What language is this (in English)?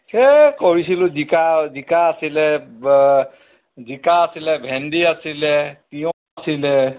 Assamese